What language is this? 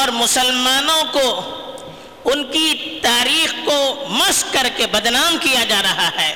Urdu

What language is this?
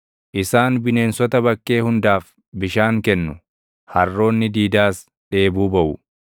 Oromo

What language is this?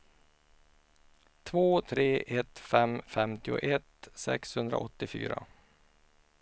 Swedish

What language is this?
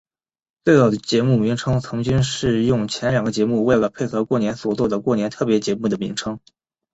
Chinese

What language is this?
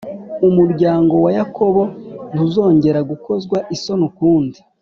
Kinyarwanda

